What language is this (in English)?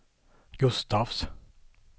Swedish